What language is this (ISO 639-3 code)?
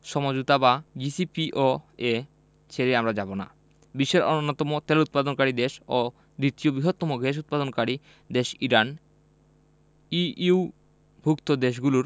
ben